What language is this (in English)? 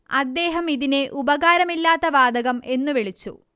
Malayalam